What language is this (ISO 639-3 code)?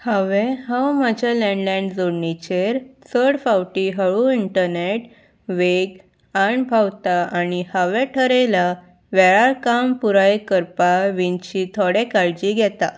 kok